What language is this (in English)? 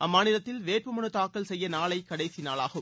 Tamil